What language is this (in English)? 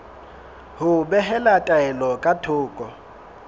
Southern Sotho